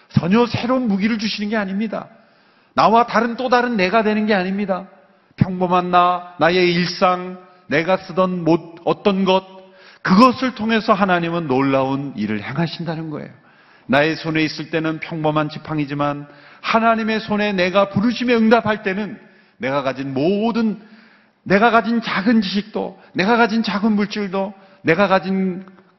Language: Korean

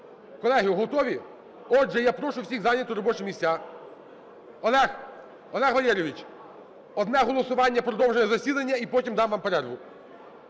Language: Ukrainian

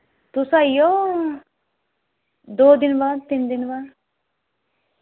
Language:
Dogri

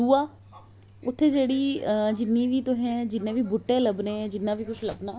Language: Dogri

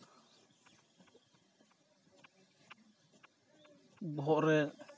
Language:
Santali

